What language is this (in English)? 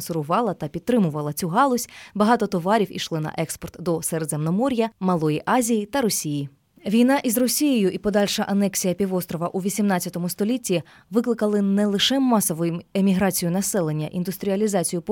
Ukrainian